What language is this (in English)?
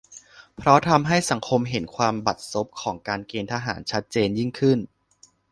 Thai